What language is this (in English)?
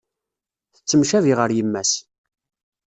Kabyle